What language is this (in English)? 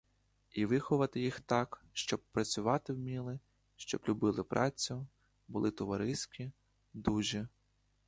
Ukrainian